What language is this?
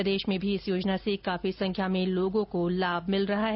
Hindi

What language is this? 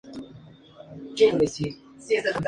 Spanish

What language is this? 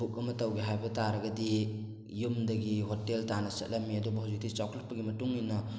Manipuri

